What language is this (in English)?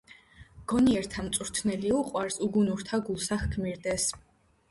Georgian